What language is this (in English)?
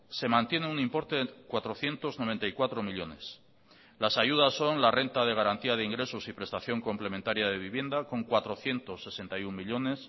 Spanish